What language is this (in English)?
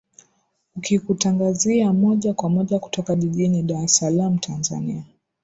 Swahili